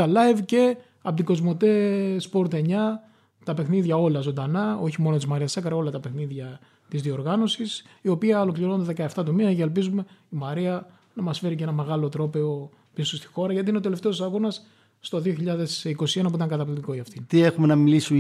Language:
Greek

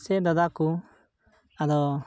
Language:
Santali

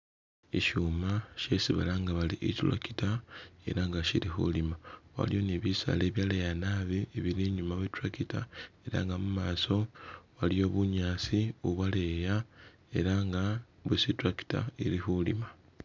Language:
Masaaba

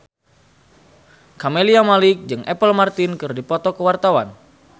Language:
Sundanese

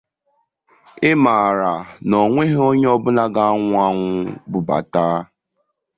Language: Igbo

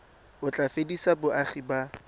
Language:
Tswana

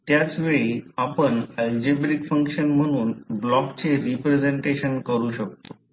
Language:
Marathi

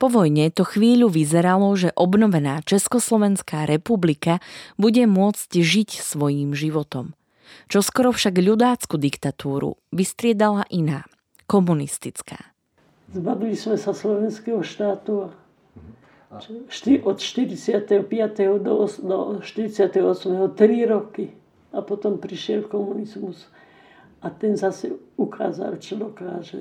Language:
Slovak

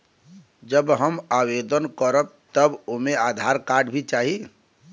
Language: Bhojpuri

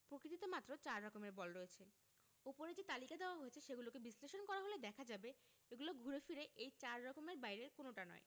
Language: Bangla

